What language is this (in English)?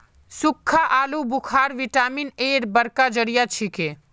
Magahi